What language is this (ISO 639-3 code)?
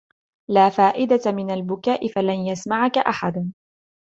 ara